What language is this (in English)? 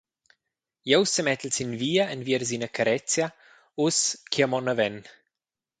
Romansh